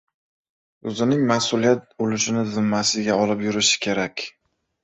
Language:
Uzbek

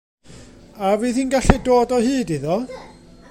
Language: Welsh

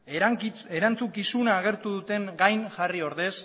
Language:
Basque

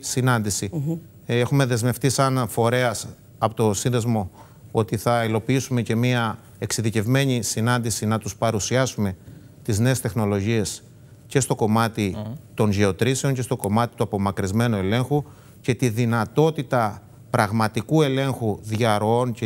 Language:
Greek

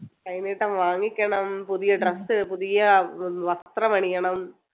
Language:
Malayalam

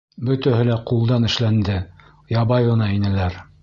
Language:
Bashkir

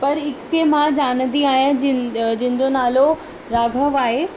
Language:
Sindhi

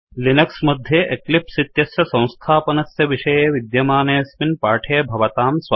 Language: Sanskrit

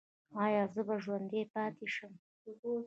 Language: Pashto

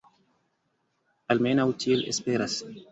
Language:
Esperanto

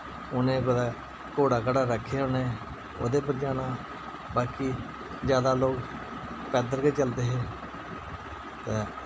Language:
Dogri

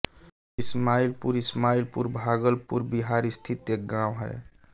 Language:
Hindi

